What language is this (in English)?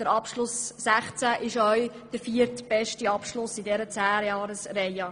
Swiss German